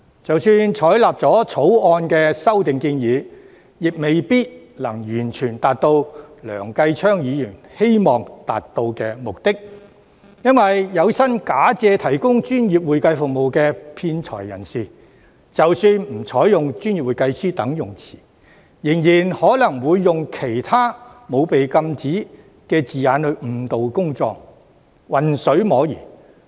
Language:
Cantonese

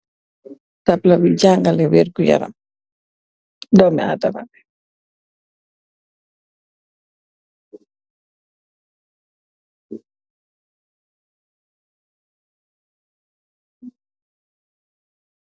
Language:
Wolof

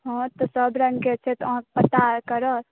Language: Maithili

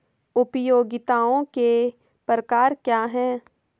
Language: Hindi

